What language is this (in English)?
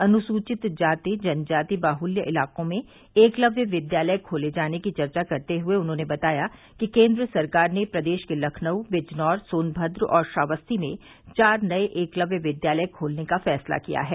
Hindi